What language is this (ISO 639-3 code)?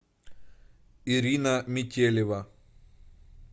rus